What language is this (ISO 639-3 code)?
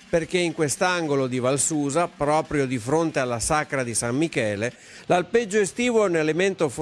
ita